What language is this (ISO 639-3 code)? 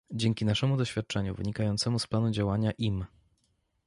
pol